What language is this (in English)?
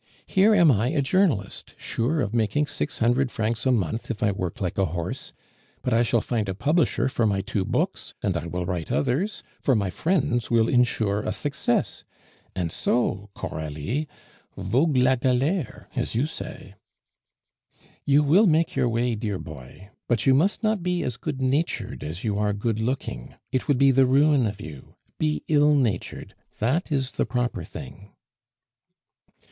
English